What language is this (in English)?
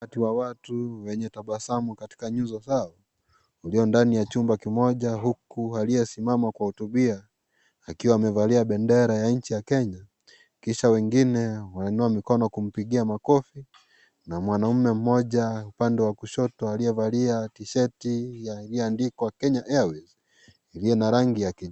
Swahili